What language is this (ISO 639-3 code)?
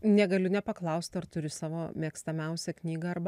lit